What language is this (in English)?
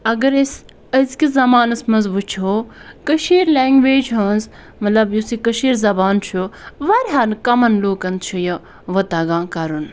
Kashmiri